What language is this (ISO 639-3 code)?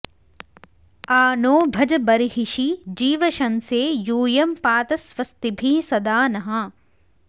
san